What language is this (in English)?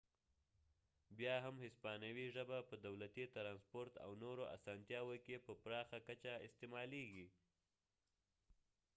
Pashto